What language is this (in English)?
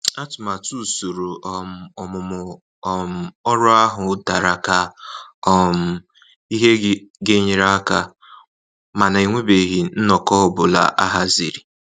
Igbo